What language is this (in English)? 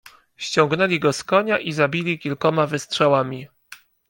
Polish